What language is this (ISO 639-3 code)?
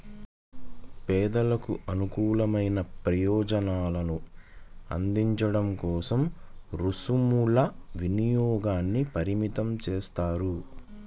tel